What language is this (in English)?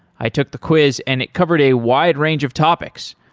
English